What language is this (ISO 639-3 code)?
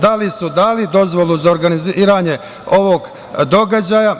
srp